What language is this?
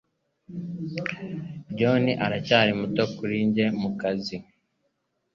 Kinyarwanda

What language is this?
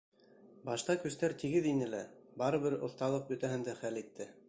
Bashkir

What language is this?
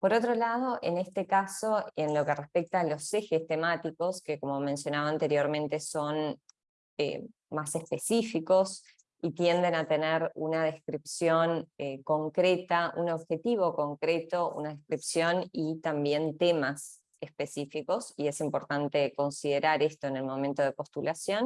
Spanish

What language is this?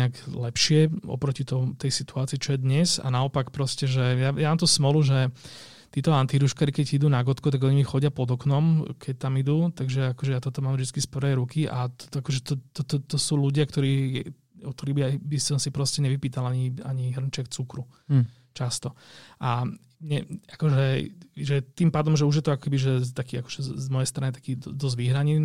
Slovak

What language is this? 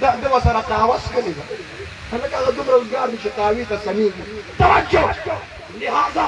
Turkish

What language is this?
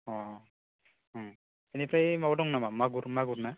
Bodo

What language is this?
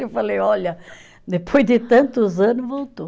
Portuguese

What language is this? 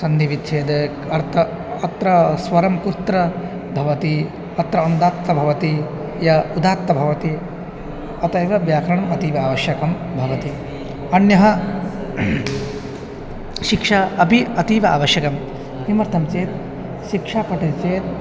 Sanskrit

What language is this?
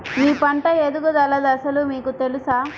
Telugu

